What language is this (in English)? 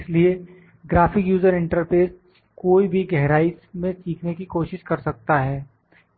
Hindi